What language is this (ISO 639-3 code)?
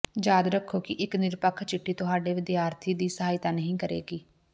pan